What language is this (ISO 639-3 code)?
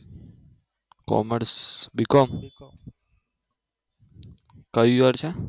guj